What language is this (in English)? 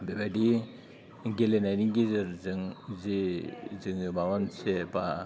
Bodo